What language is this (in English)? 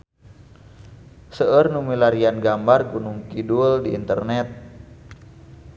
Sundanese